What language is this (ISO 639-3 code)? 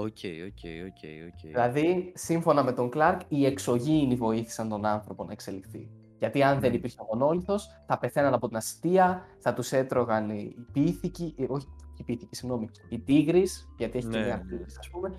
ell